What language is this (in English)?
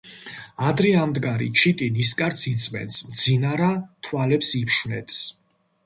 Georgian